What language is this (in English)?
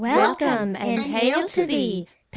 English